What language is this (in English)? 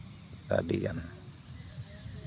Santali